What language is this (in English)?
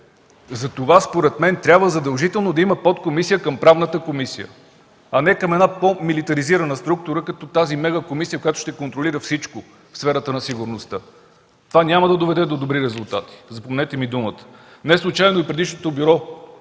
Bulgarian